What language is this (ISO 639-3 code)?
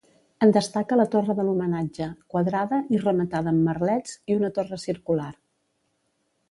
cat